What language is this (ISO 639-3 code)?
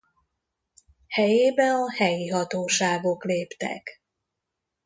hun